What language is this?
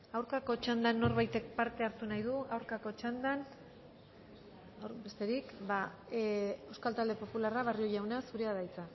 Basque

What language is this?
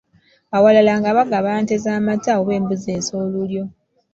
Ganda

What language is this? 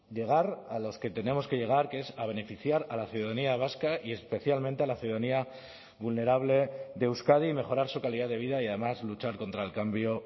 Spanish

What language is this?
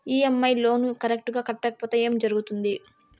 Telugu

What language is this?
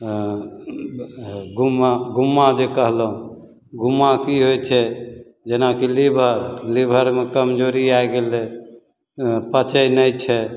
Maithili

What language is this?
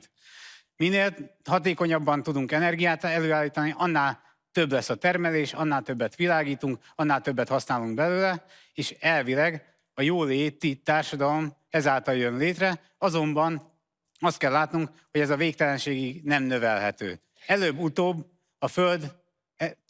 Hungarian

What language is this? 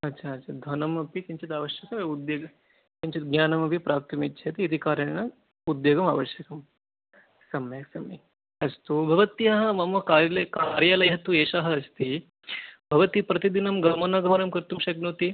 Sanskrit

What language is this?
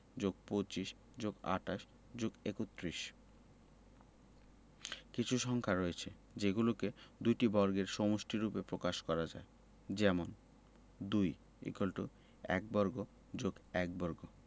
Bangla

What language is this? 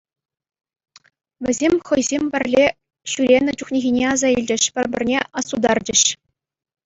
Chuvash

